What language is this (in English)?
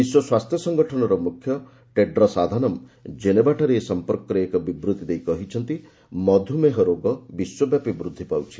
Odia